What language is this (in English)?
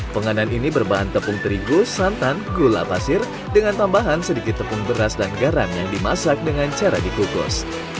Indonesian